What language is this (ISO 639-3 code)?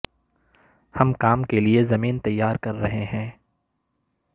urd